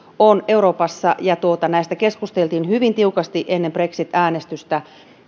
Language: Finnish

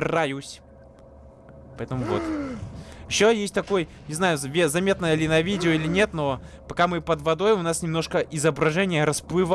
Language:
Russian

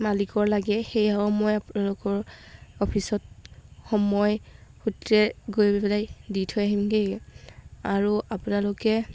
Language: Assamese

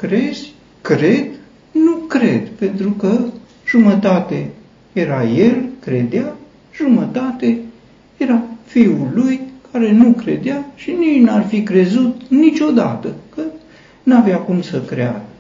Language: Romanian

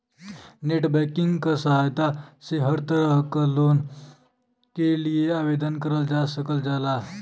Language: Bhojpuri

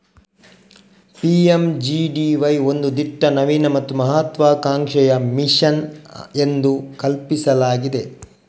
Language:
Kannada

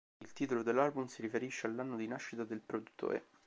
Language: Italian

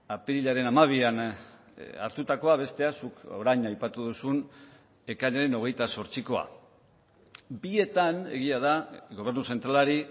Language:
Basque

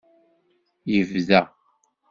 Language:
Kabyle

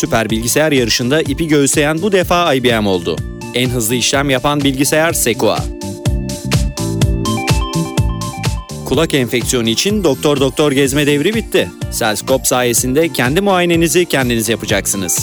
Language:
Turkish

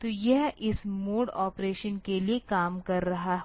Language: Hindi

